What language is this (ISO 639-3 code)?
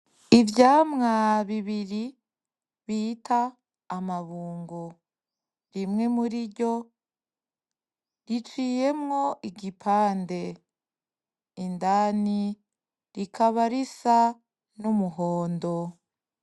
run